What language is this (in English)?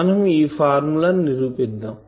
Telugu